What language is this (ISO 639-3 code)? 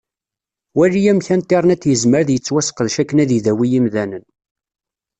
kab